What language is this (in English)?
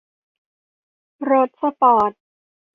Thai